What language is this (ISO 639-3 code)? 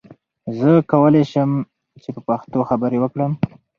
pus